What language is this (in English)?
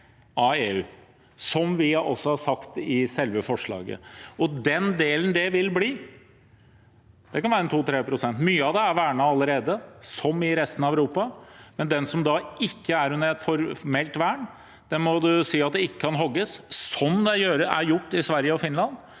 Norwegian